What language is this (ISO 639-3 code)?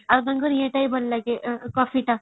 ori